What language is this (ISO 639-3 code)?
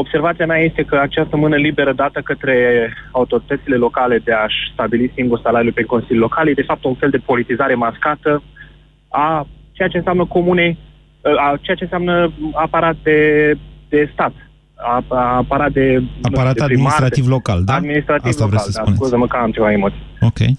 ron